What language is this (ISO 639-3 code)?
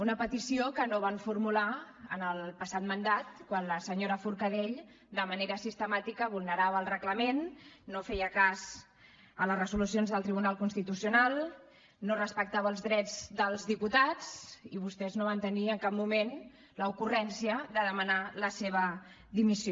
cat